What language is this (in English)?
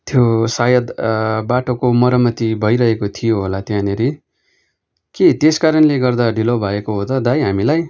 Nepali